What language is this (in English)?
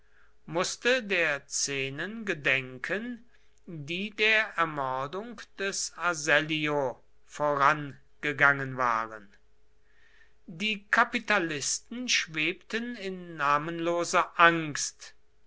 German